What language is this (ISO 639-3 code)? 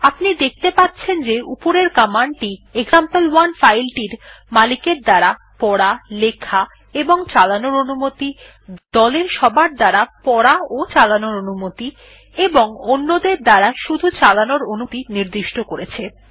ben